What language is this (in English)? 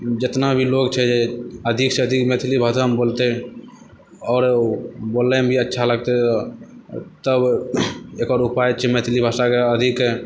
Maithili